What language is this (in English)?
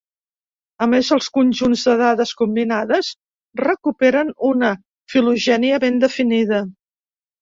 Catalan